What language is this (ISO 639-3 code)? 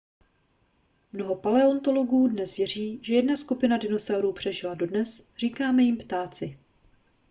ces